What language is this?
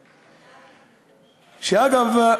Hebrew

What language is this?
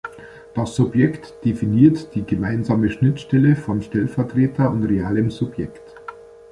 German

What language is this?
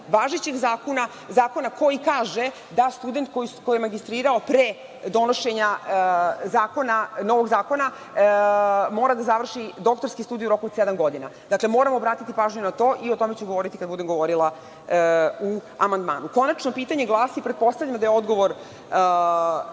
Serbian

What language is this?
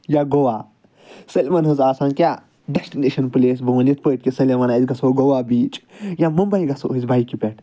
Kashmiri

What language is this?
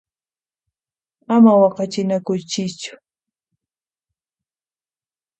Puno Quechua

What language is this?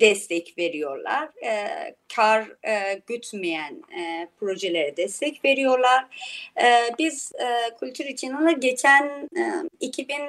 Turkish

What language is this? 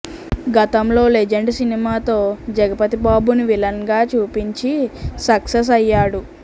Telugu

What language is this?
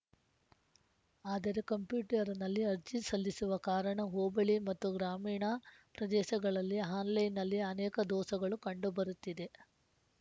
Kannada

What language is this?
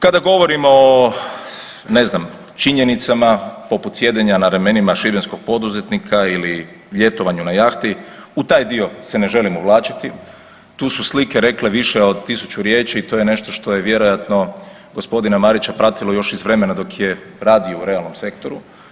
Croatian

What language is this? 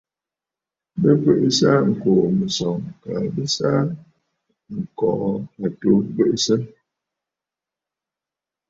Bafut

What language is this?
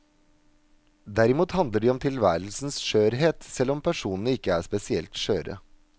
Norwegian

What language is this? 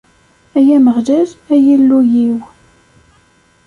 Kabyle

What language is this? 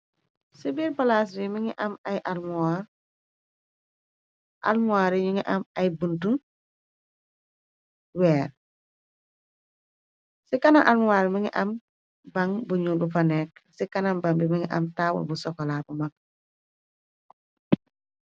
Wolof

